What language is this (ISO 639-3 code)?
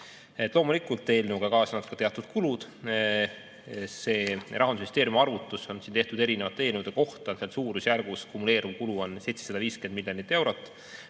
est